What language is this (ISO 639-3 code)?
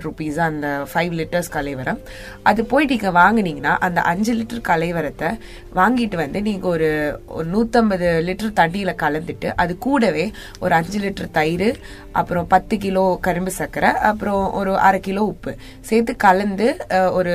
tam